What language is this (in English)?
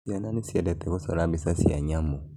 Kikuyu